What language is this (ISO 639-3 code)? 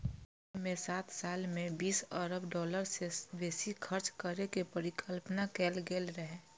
mai